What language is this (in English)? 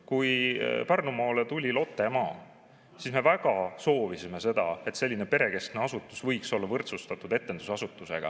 Estonian